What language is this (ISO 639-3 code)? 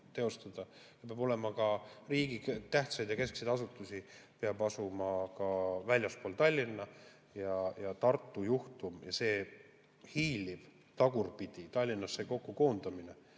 est